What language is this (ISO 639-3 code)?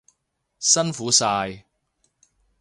yue